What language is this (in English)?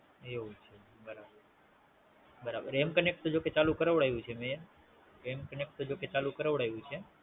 Gujarati